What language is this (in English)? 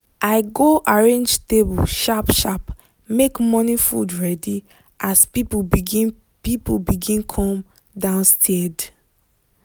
Nigerian Pidgin